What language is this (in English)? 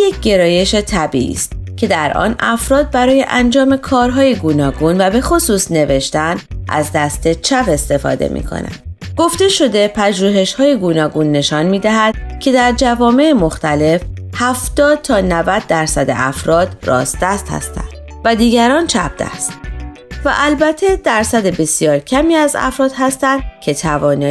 Persian